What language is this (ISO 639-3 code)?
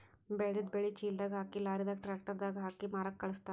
kan